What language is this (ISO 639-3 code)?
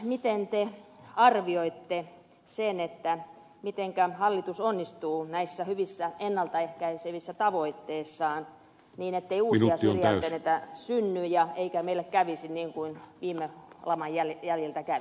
fin